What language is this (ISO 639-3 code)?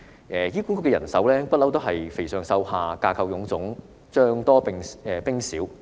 yue